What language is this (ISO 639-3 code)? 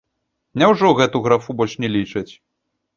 bel